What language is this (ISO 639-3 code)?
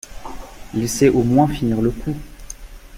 fra